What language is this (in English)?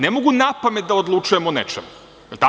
Serbian